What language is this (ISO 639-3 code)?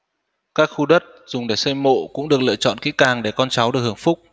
vie